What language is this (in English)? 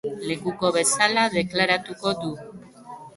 Basque